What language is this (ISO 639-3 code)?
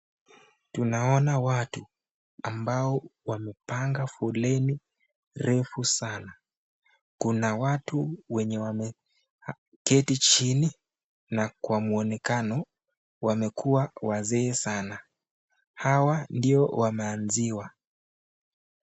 swa